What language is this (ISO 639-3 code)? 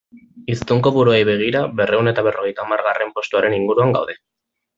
eus